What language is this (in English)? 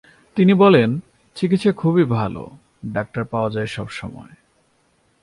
Bangla